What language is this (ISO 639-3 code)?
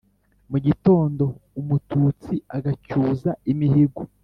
kin